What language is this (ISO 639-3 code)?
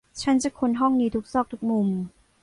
tha